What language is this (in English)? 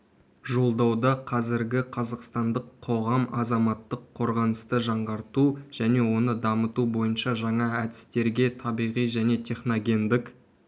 Kazakh